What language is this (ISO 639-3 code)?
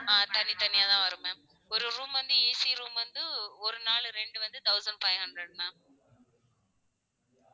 tam